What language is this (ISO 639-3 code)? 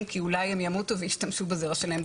heb